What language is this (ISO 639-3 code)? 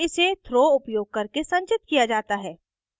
hin